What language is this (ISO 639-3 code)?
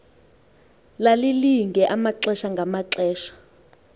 xho